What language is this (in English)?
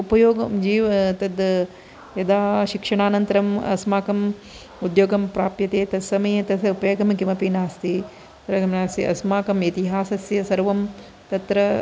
Sanskrit